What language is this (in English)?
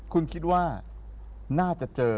Thai